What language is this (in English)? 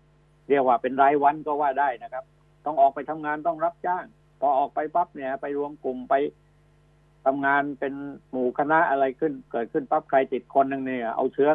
Thai